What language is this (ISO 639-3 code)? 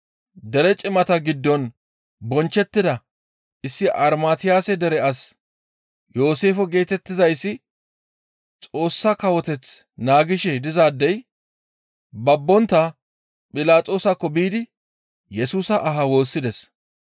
gmv